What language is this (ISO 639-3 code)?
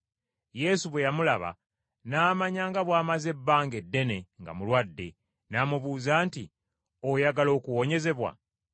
lug